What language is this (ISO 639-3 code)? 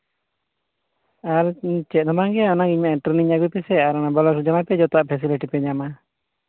sat